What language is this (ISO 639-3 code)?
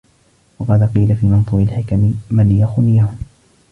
ara